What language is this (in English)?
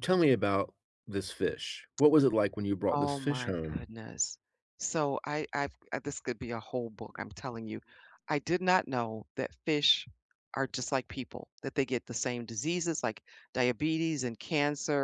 English